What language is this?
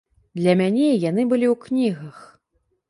Belarusian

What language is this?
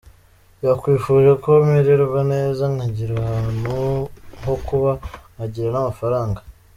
Kinyarwanda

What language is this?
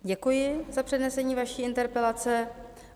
Czech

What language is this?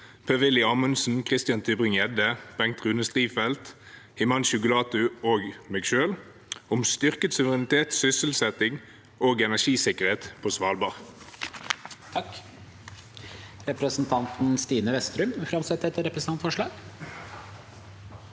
Norwegian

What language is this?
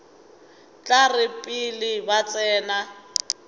Northern Sotho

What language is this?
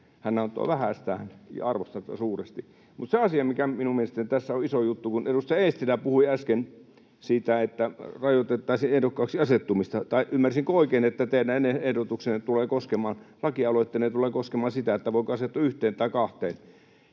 Finnish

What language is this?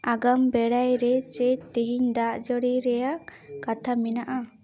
Santali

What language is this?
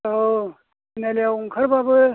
Bodo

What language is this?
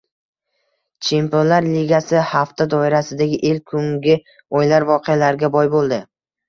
Uzbek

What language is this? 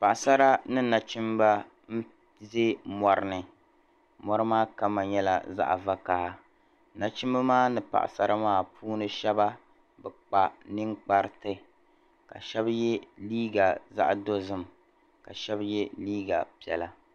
Dagbani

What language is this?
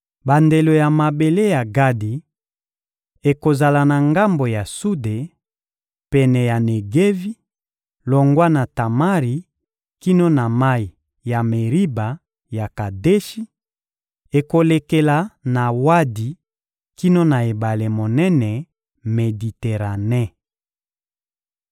Lingala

